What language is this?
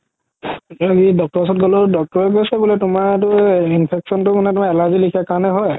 Assamese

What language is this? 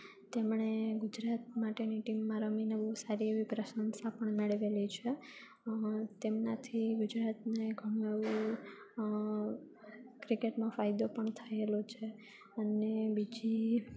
Gujarati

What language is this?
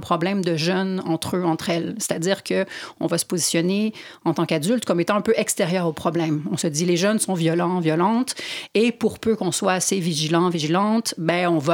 French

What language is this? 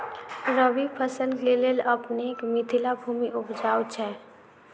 Maithili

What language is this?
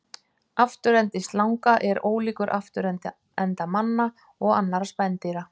Icelandic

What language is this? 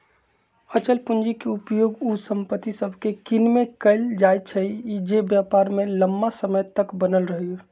Magahi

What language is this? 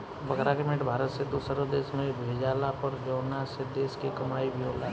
Bhojpuri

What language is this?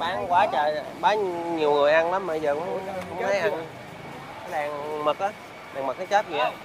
Vietnamese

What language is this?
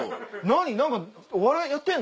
Japanese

